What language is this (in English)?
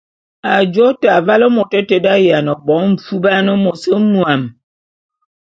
Bulu